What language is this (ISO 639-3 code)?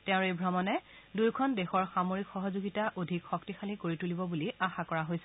asm